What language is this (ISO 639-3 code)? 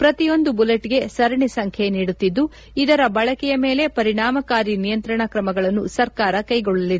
kan